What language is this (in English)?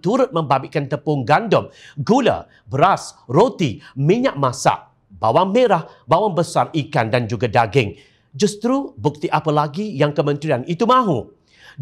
Malay